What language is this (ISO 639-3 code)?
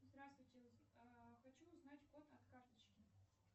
rus